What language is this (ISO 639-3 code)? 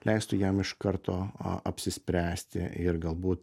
lit